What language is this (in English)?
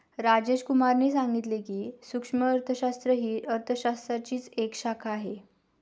Marathi